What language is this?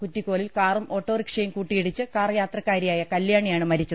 Malayalam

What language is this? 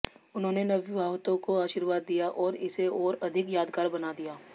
Hindi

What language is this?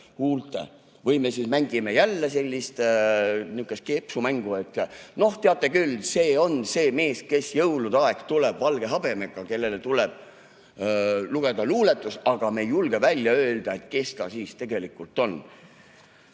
Estonian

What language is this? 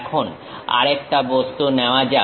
Bangla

